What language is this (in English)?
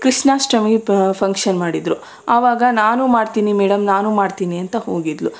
Kannada